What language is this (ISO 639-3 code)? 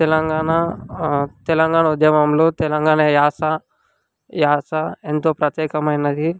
tel